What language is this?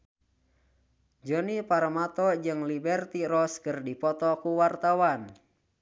Sundanese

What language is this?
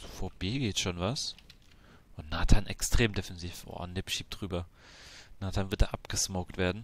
German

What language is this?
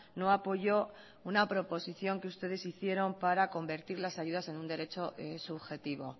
Spanish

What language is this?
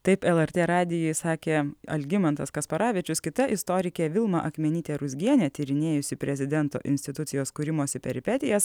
Lithuanian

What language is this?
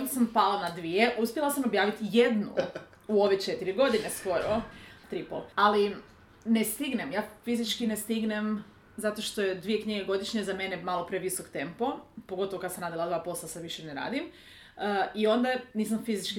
Croatian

